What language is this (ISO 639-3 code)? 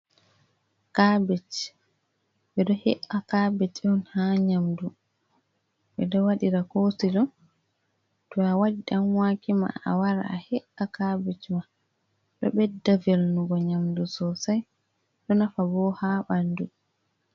ful